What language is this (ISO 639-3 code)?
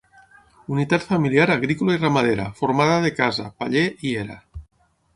cat